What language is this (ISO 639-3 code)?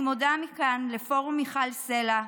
heb